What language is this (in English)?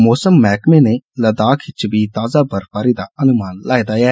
Dogri